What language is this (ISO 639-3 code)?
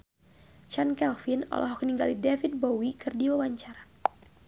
sun